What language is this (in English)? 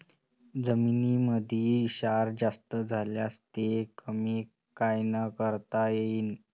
Marathi